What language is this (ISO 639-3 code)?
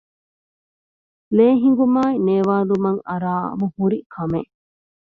div